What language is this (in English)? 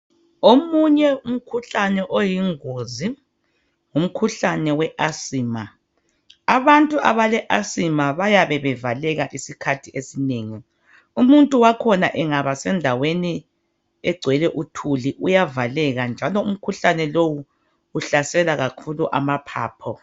North Ndebele